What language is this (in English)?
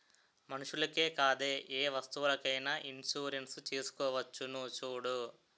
Telugu